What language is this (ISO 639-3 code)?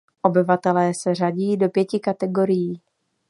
ces